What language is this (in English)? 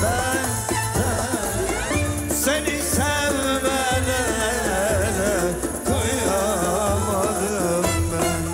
Turkish